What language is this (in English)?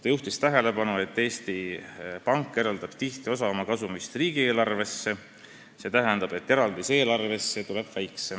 Estonian